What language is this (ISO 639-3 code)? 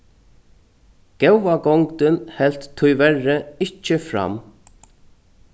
fao